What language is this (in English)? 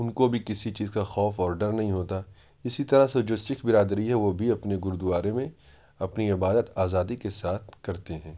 Urdu